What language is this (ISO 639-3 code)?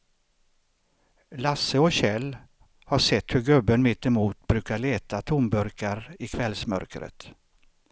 swe